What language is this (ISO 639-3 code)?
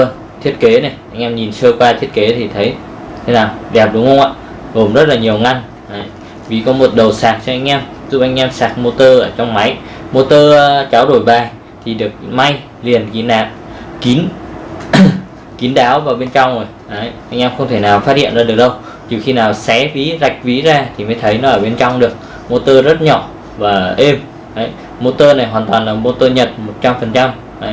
vie